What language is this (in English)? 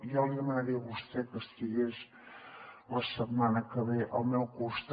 Catalan